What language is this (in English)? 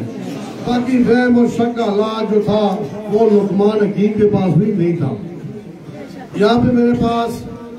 Turkish